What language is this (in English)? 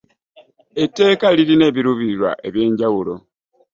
Ganda